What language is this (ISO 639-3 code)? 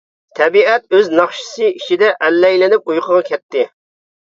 uig